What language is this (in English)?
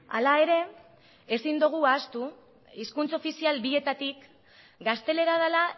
Basque